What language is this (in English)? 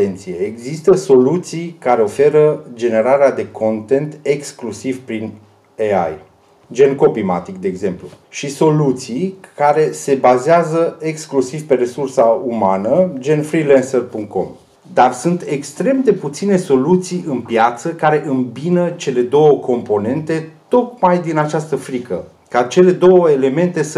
Romanian